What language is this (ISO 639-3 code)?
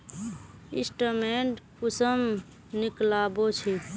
mag